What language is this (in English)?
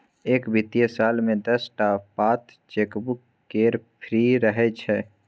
Maithili